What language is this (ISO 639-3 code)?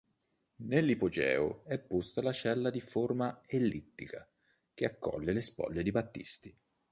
ita